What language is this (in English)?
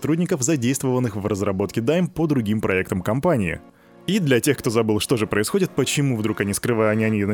Russian